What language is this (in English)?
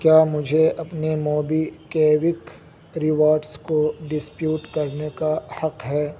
Urdu